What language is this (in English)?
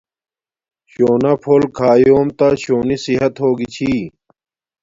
Domaaki